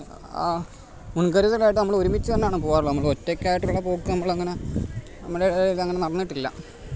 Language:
Malayalam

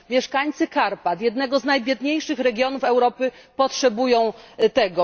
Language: Polish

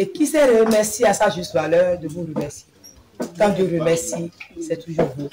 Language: French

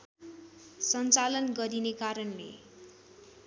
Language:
Nepali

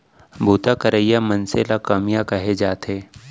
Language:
Chhattisgarhi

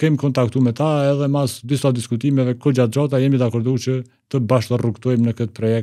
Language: Romanian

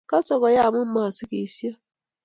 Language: Kalenjin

